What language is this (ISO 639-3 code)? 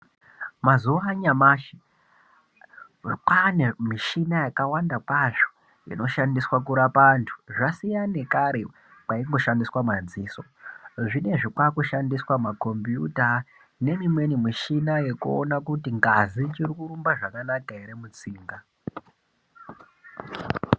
ndc